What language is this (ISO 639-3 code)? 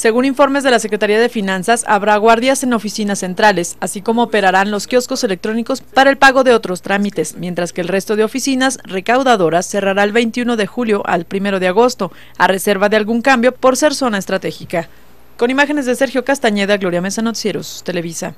spa